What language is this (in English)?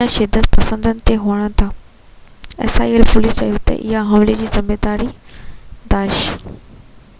Sindhi